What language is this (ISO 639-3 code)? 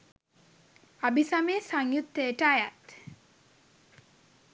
sin